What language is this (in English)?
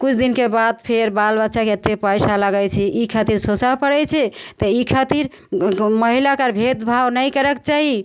Maithili